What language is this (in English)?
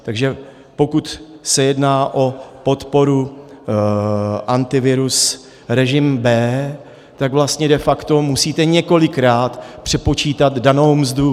Czech